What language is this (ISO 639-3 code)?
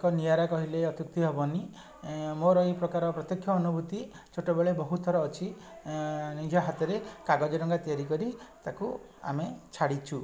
ori